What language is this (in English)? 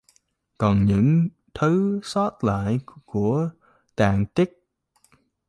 Vietnamese